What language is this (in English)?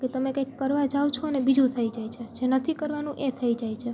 Gujarati